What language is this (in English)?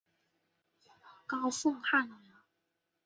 Chinese